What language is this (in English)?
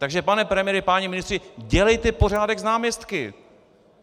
Czech